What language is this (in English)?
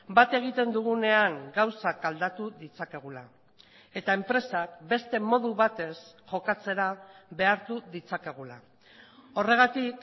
Basque